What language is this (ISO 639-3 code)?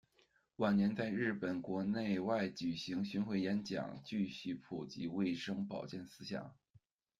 zho